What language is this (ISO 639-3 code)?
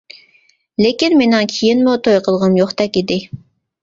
uig